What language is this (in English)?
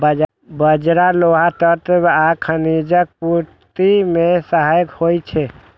Maithili